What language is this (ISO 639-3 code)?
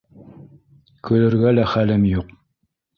bak